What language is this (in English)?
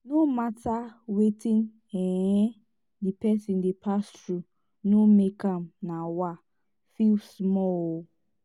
Nigerian Pidgin